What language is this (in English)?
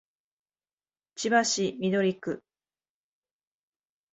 Japanese